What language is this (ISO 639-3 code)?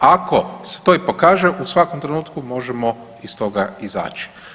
hrv